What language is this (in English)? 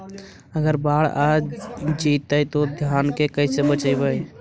Magahi